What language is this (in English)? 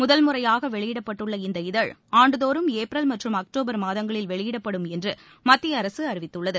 Tamil